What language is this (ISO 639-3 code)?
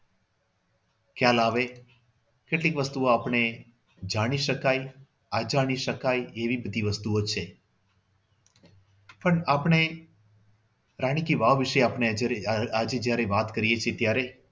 guj